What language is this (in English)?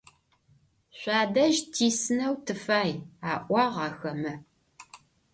Adyghe